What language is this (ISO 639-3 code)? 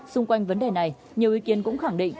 vie